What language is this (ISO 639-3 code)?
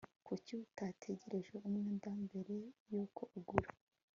kin